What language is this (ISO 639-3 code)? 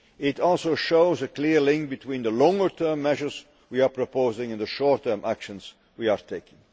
eng